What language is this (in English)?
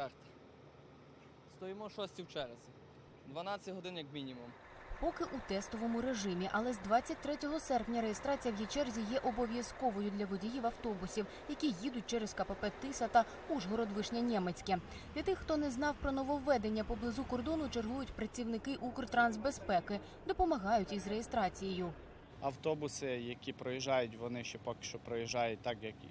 Ukrainian